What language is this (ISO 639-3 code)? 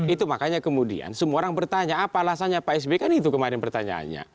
ind